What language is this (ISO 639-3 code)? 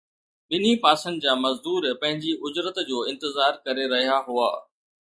snd